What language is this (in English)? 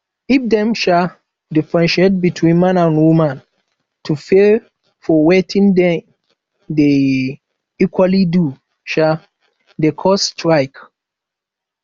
Nigerian Pidgin